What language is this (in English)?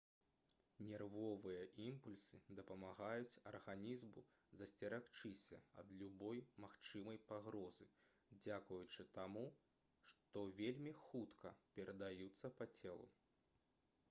Belarusian